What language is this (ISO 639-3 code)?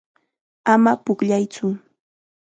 qxa